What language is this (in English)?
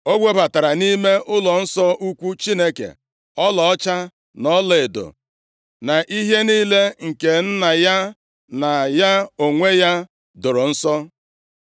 Igbo